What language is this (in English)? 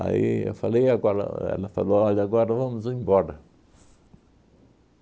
Portuguese